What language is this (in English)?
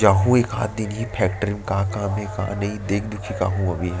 Chhattisgarhi